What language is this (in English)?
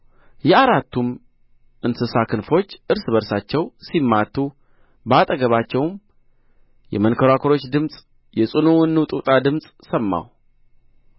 Amharic